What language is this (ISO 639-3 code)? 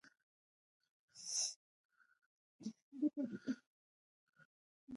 pus